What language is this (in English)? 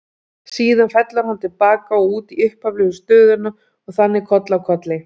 Icelandic